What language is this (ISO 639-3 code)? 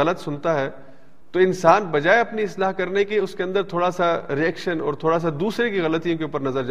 urd